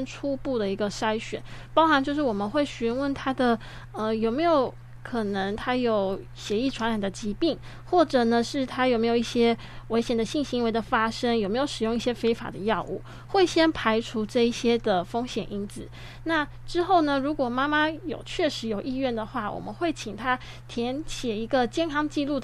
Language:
Chinese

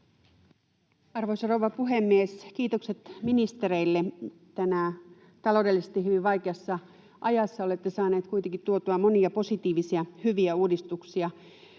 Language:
Finnish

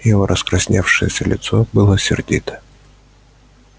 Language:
Russian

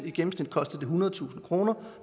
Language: Danish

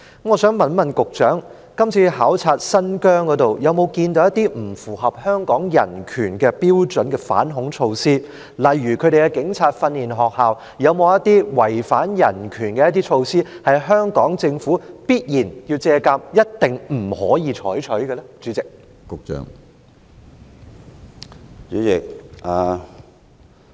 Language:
Cantonese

